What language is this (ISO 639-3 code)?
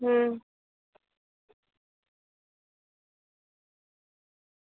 guj